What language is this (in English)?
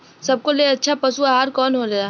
Bhojpuri